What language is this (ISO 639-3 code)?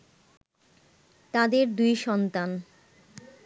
ben